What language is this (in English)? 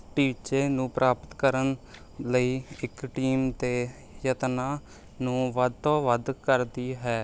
Punjabi